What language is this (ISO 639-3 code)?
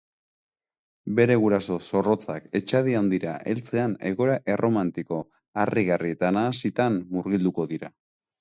eus